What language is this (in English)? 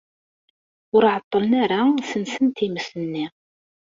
Kabyle